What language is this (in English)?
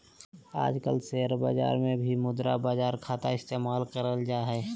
Magahi